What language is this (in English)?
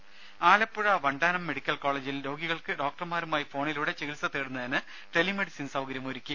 Malayalam